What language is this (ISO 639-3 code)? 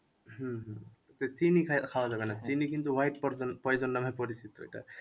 ben